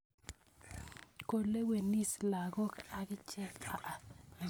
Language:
Kalenjin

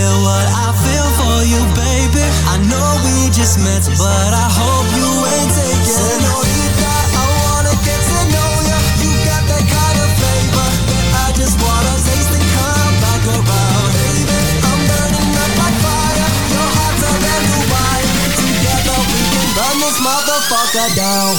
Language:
Slovak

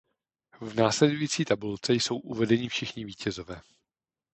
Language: Czech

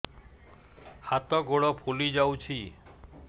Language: Odia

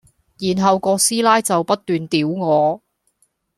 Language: Cantonese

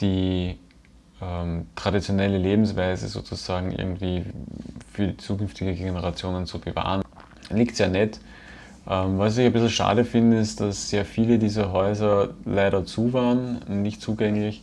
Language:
German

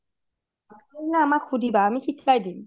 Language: Assamese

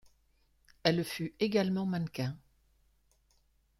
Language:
French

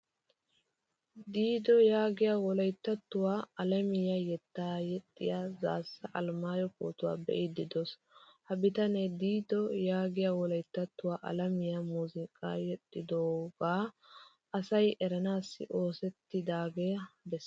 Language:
Wolaytta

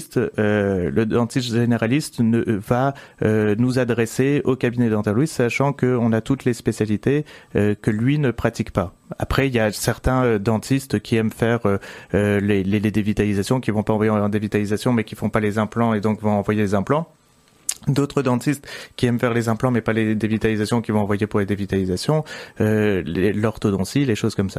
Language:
French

